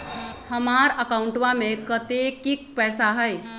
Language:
Magahi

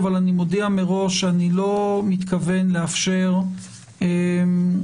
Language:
Hebrew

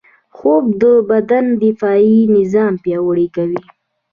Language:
Pashto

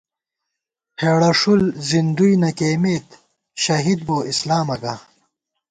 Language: Gawar-Bati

